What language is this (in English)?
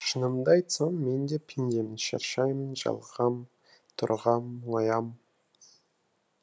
Kazakh